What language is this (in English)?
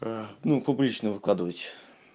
Russian